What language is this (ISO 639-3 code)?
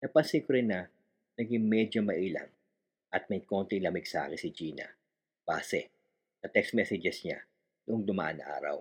fil